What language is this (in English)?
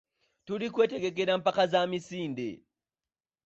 Ganda